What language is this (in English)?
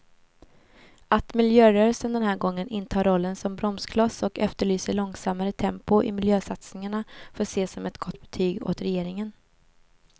Swedish